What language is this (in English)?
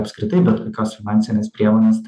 Lithuanian